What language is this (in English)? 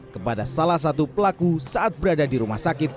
Indonesian